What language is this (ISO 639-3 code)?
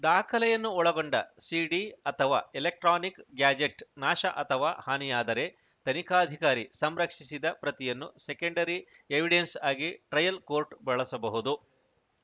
kan